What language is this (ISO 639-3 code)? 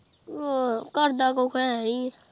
pan